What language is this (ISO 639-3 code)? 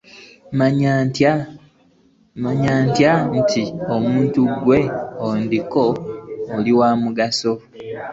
lug